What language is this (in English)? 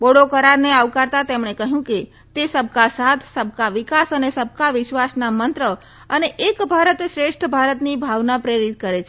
Gujarati